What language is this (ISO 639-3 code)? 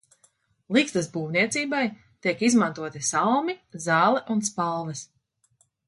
lav